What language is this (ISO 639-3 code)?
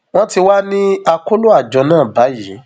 yor